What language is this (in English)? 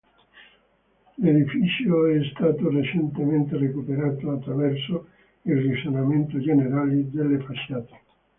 Italian